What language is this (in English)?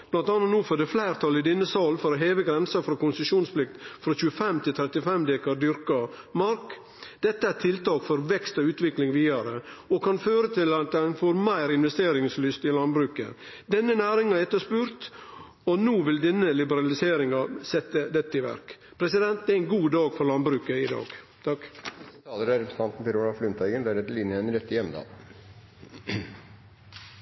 Norwegian